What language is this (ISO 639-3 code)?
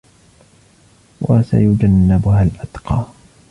ara